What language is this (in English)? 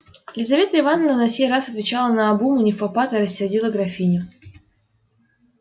Russian